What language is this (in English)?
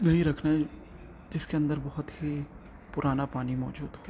Urdu